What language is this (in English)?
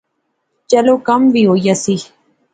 Pahari-Potwari